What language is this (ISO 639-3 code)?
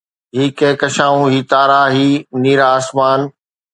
snd